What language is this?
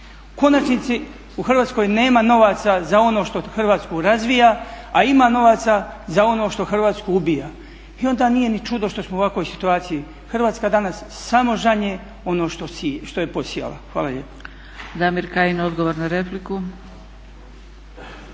Croatian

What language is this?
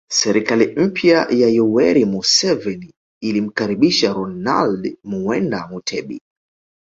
Swahili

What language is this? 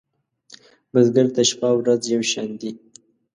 Pashto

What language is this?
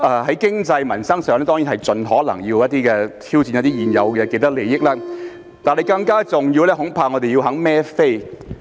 Cantonese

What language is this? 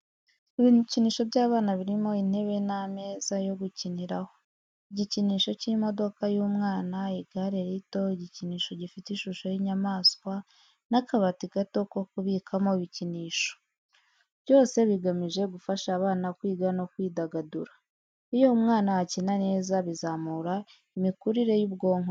Kinyarwanda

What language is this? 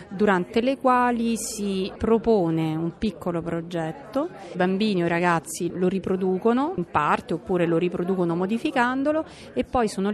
Italian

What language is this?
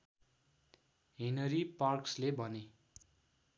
Nepali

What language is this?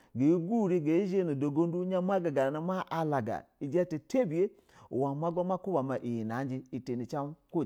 Basa (Nigeria)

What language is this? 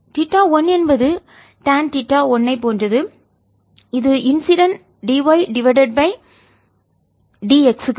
Tamil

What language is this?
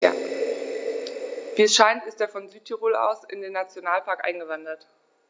German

